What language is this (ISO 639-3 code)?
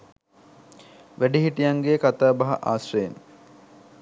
sin